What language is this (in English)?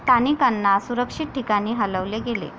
Marathi